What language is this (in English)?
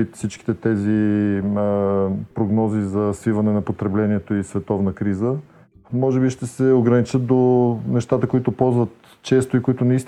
Bulgarian